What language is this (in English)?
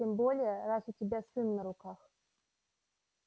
Russian